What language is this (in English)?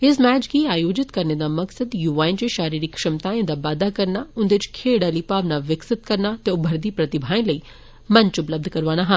Dogri